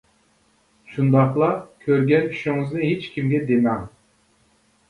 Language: Uyghur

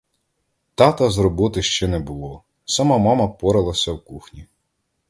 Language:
Ukrainian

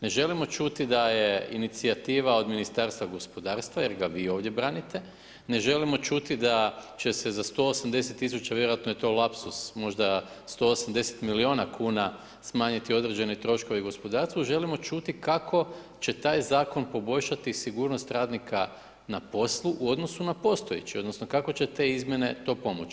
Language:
Croatian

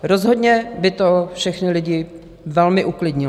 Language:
Czech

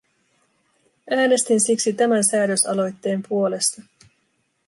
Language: Finnish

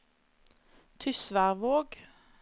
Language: Norwegian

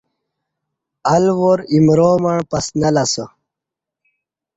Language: Kati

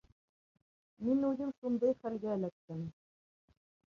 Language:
Bashkir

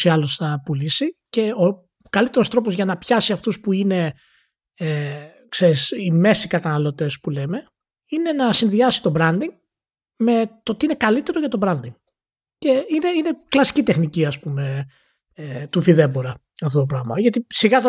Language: Greek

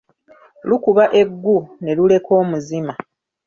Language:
Ganda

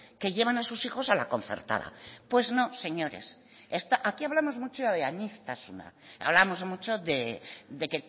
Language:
Spanish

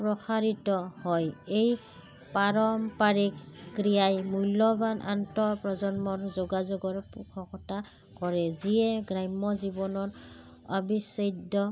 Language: Assamese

